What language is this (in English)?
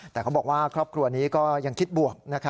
Thai